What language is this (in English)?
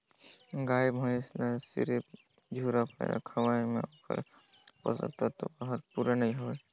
Chhattisgarhi